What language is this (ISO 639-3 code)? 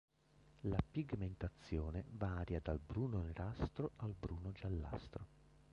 ita